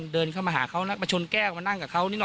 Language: Thai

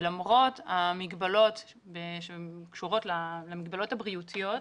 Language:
Hebrew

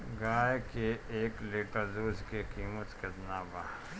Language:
Bhojpuri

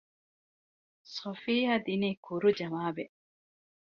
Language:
Divehi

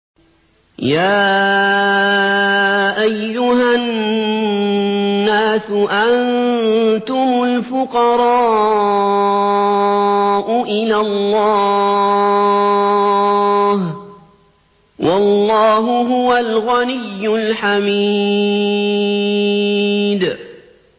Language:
Arabic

